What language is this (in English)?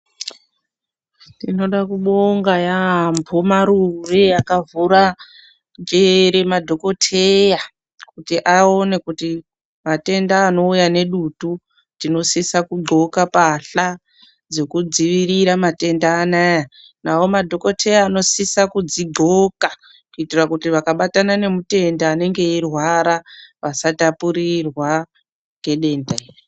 Ndau